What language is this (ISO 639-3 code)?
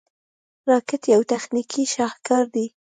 pus